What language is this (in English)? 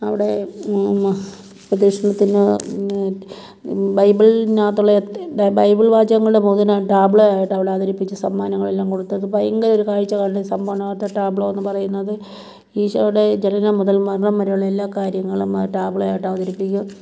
Malayalam